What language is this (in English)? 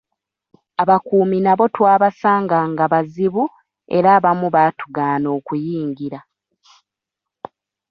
Ganda